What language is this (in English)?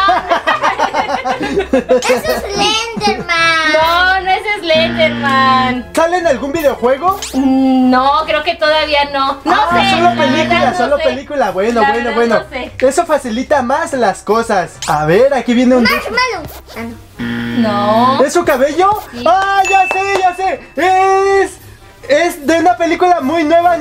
Spanish